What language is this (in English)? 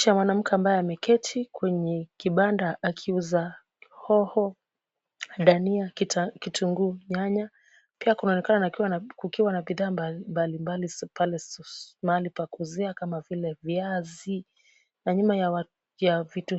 Swahili